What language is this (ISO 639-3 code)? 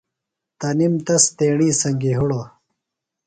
phl